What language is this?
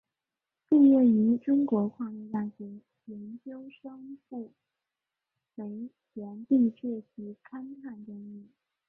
Chinese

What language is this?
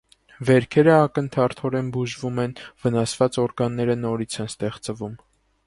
Armenian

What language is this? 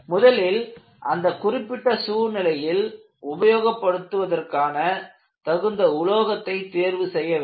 Tamil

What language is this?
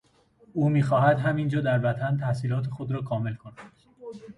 Persian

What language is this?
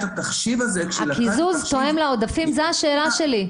Hebrew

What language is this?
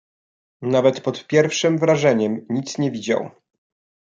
Polish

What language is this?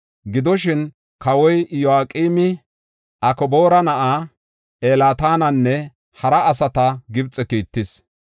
Gofa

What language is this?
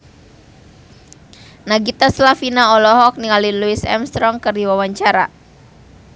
Sundanese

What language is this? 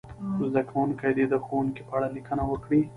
Pashto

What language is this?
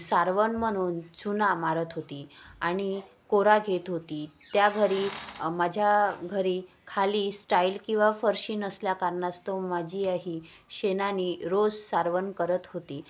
Marathi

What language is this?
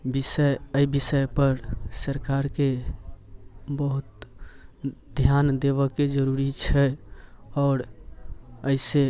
Maithili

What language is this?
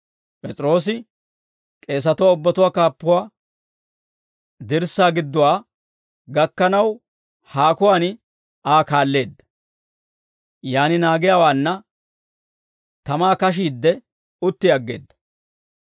Dawro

